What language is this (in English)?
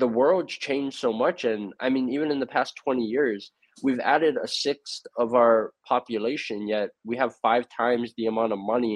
English